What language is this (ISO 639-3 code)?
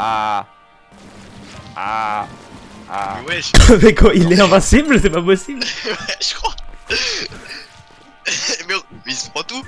fra